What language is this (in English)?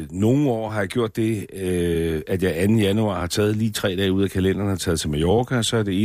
Danish